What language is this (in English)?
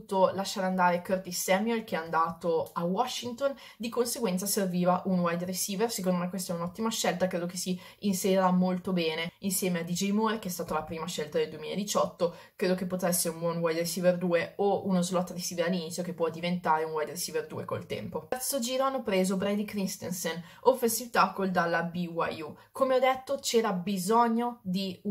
Italian